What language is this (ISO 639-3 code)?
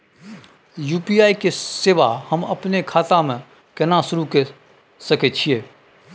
mai